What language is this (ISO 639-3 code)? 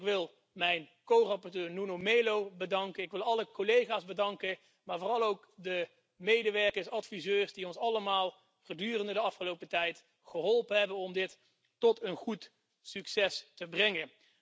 nld